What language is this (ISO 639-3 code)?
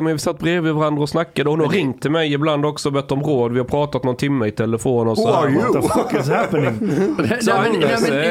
swe